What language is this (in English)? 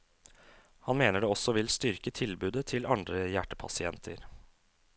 Norwegian